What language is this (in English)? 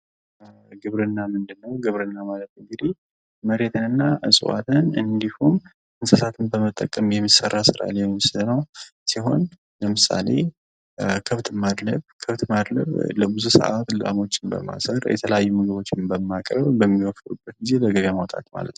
Amharic